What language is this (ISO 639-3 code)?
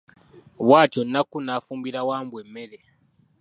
lug